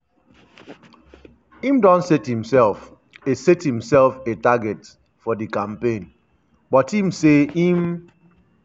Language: Nigerian Pidgin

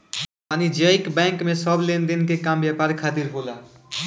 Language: Bhojpuri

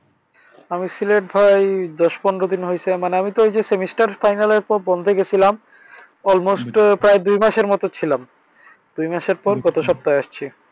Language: Bangla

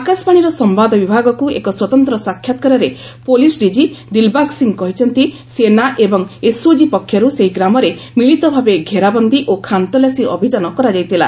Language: Odia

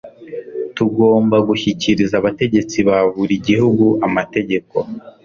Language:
Kinyarwanda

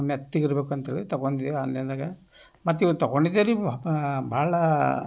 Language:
Kannada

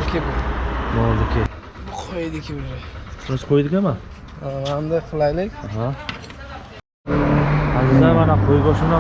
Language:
Uzbek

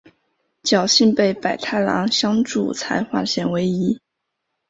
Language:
Chinese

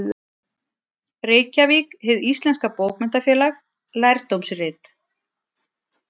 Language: Icelandic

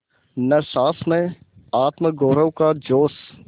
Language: Hindi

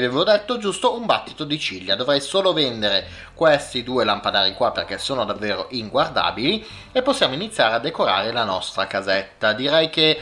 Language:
Italian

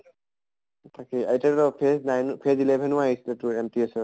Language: Assamese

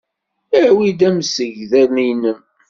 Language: Kabyle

